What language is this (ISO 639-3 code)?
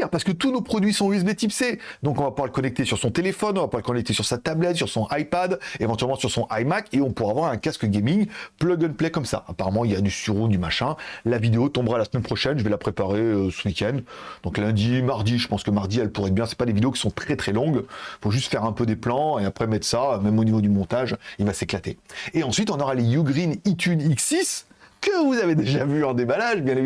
fra